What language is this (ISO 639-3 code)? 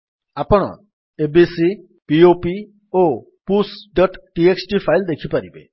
ori